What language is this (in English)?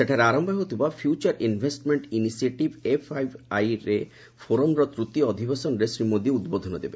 Odia